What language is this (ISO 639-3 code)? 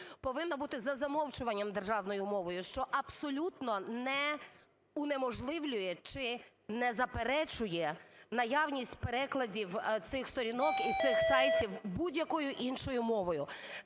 ukr